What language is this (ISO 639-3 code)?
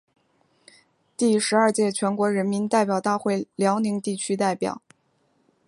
zho